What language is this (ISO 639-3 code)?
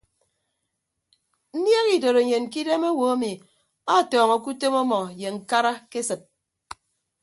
ibb